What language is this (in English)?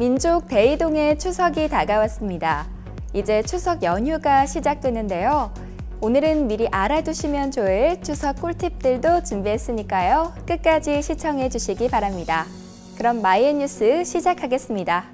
Korean